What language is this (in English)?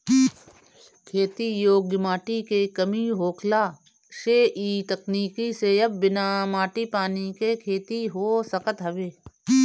Bhojpuri